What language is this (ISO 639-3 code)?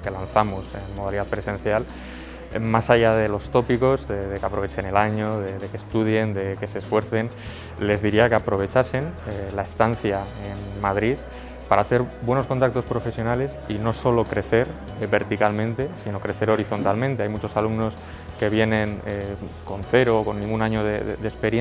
spa